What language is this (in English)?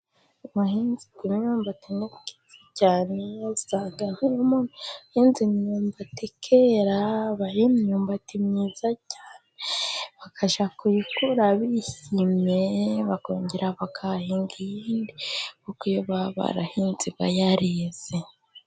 Kinyarwanda